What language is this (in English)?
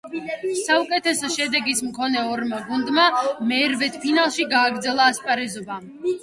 Georgian